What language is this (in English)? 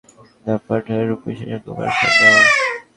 Bangla